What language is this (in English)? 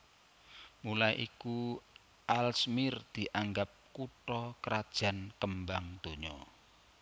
Javanese